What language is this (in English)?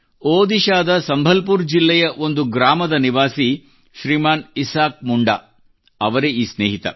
Kannada